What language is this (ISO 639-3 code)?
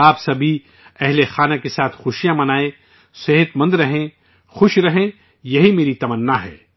urd